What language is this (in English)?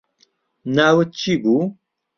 Central Kurdish